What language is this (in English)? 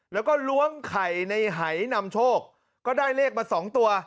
Thai